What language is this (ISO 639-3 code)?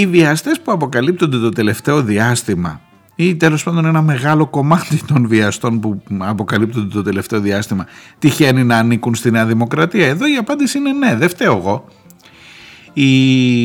ell